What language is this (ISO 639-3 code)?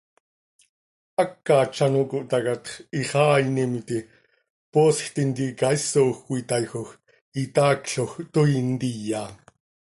sei